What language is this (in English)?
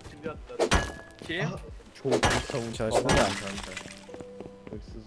Turkish